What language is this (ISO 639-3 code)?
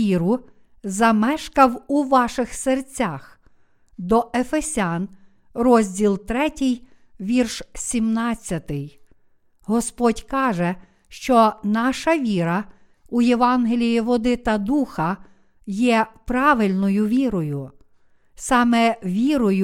ukr